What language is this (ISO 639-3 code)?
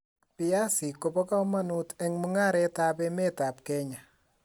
kln